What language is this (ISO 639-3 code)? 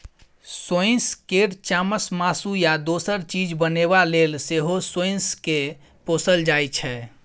mai